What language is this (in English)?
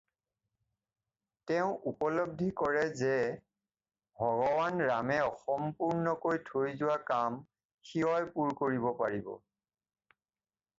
Assamese